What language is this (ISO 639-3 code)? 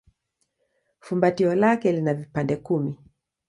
swa